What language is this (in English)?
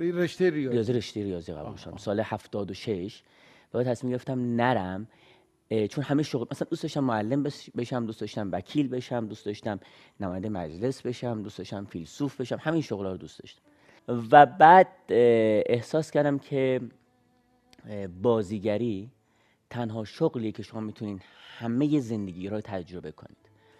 Persian